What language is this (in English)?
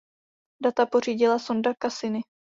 Czech